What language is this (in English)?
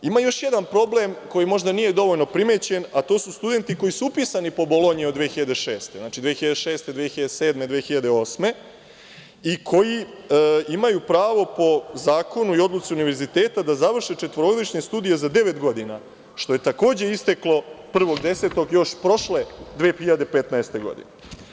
Serbian